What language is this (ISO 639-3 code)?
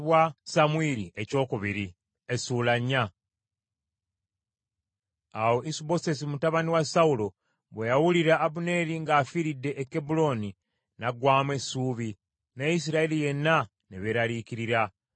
lug